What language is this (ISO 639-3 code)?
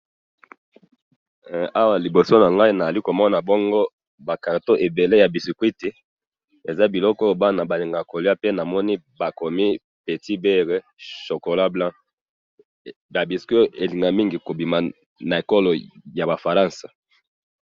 lin